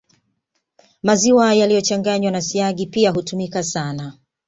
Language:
Swahili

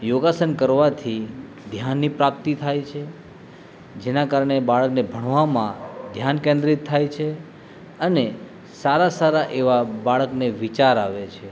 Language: Gujarati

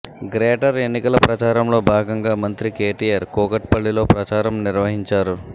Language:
Telugu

